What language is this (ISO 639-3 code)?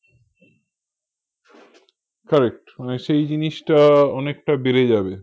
ben